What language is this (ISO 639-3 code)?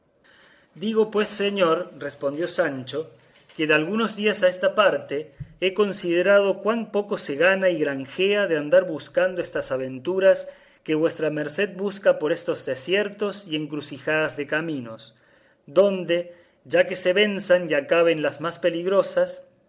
spa